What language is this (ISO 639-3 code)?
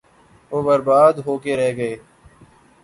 urd